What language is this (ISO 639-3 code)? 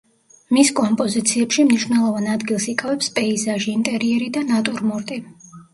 kat